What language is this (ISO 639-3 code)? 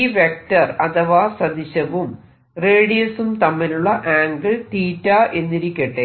mal